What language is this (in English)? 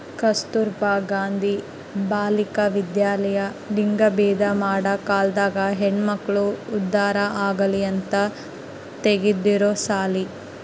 Kannada